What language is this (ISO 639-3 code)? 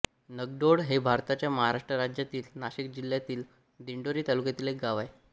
mar